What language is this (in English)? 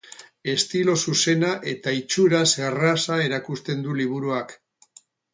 Basque